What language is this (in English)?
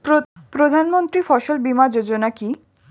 Bangla